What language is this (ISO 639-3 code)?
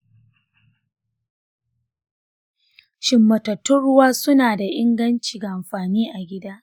hau